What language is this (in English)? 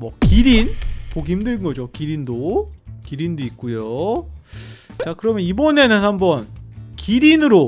Korean